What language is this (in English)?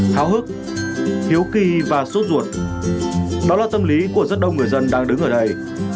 Vietnamese